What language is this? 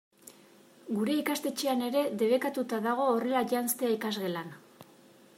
Basque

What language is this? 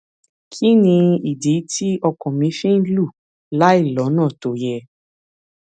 Yoruba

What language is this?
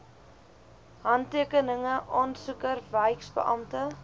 Afrikaans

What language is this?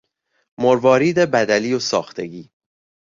Persian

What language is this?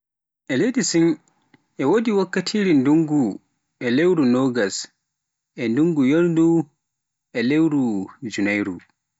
Pular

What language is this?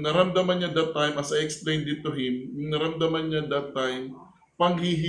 Filipino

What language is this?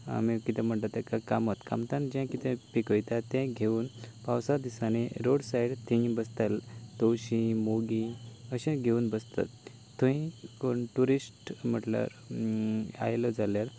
Konkani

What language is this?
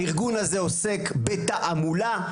Hebrew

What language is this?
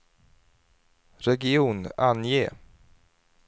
Swedish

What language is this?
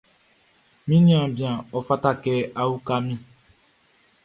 Baoulé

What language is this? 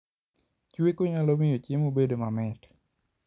Luo (Kenya and Tanzania)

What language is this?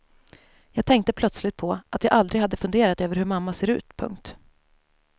Swedish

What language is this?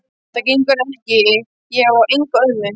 Icelandic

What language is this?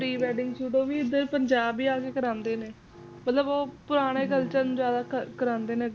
Punjabi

